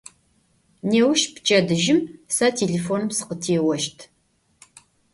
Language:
Adyghe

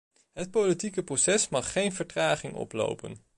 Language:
Dutch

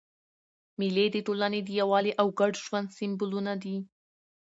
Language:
Pashto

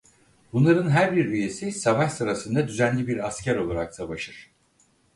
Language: Turkish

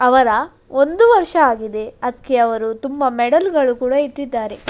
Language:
Kannada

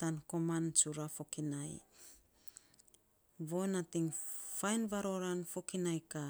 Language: Saposa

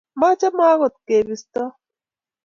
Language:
Kalenjin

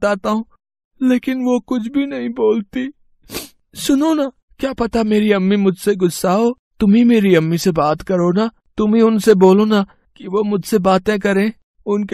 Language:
Hindi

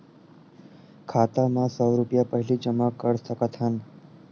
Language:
Chhattisgarhi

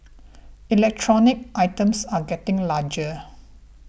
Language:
English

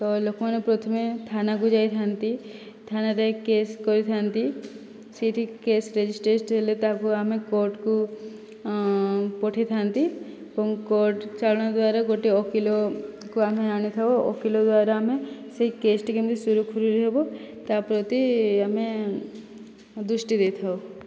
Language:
Odia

